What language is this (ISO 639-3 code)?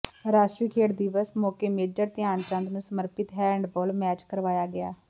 pan